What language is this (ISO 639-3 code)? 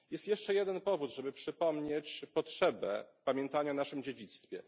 pol